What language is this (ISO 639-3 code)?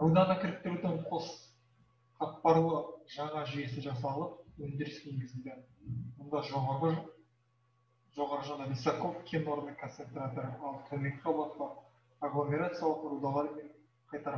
tur